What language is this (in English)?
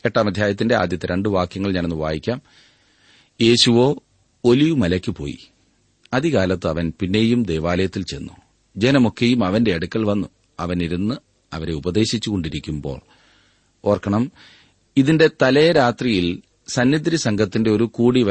Malayalam